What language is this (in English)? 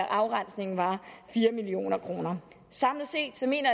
Danish